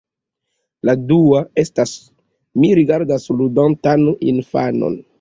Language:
Esperanto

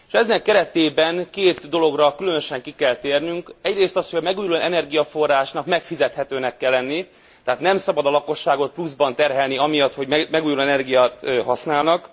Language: Hungarian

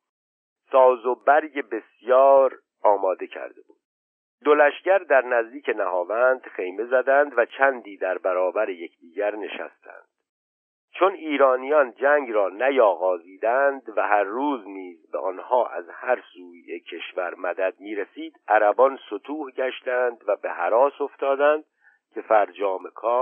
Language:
Persian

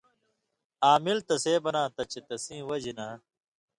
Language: Indus Kohistani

